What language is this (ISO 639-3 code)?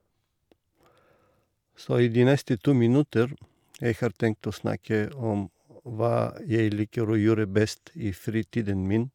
nor